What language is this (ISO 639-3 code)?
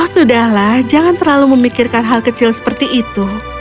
ind